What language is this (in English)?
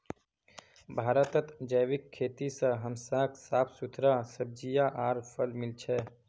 Magahi